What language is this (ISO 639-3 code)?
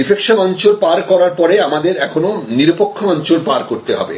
ben